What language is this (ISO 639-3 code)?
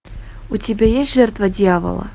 rus